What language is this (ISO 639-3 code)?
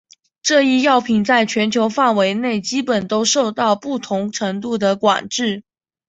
zho